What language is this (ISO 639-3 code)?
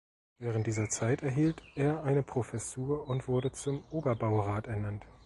deu